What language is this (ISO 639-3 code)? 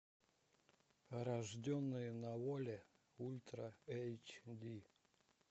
rus